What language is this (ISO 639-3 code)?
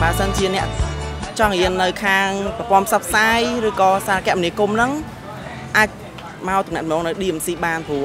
vie